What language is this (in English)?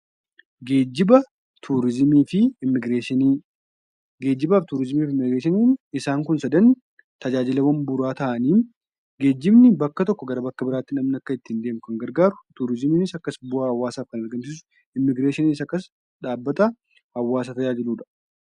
Oromo